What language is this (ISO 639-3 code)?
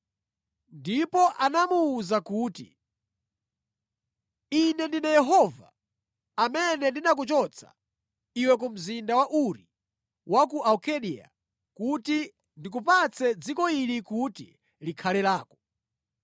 nya